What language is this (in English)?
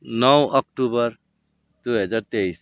Nepali